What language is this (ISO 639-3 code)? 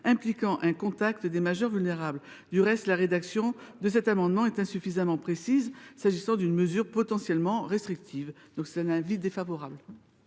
fra